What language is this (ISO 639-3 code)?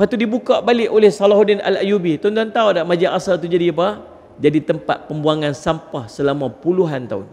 msa